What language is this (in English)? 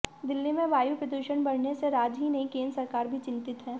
Hindi